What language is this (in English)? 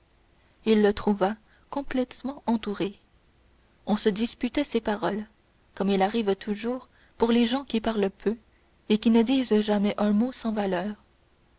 French